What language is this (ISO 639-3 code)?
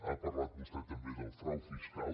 cat